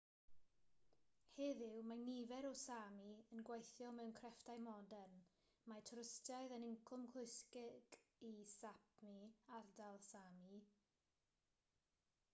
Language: Welsh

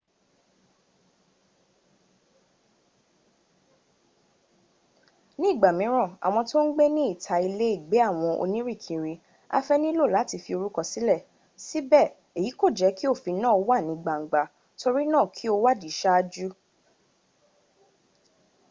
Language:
Yoruba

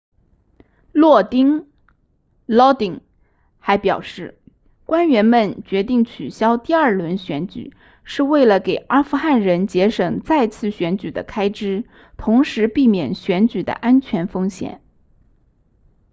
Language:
Chinese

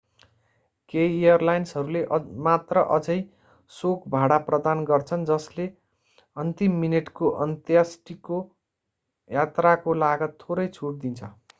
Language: Nepali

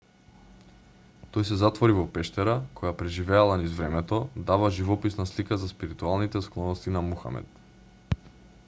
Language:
Macedonian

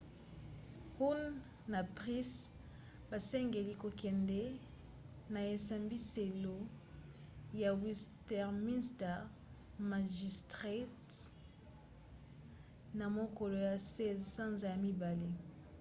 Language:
Lingala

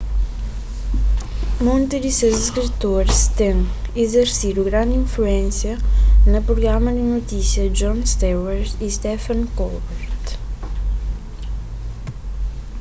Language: Kabuverdianu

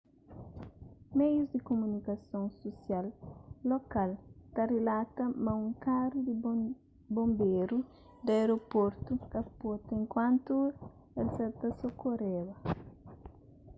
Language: Kabuverdianu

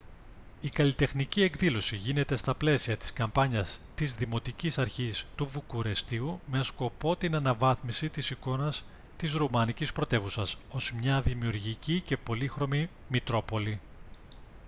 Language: Greek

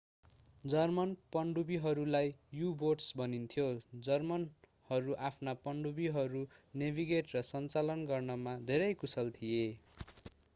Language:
Nepali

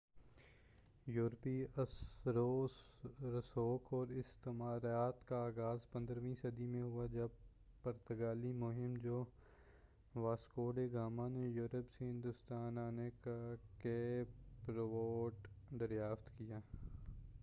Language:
Urdu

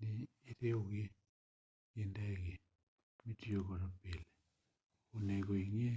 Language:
Luo (Kenya and Tanzania)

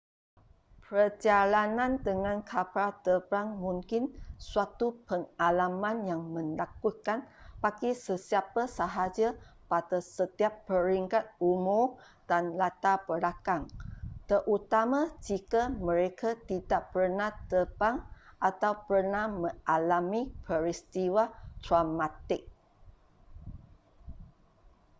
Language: Malay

